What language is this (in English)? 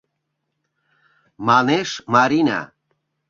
Mari